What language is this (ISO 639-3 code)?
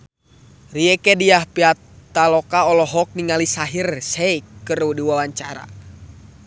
sun